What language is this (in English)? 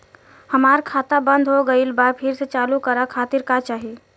Bhojpuri